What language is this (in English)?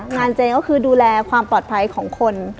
Thai